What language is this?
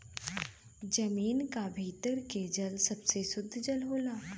Bhojpuri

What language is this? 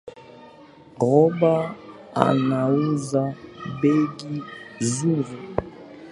Swahili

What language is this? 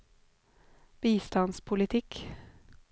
Norwegian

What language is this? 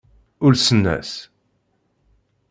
Kabyle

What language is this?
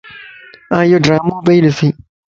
Lasi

